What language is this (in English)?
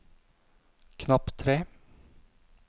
Norwegian